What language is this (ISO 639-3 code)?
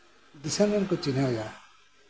sat